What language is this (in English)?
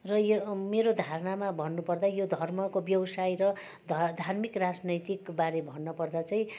Nepali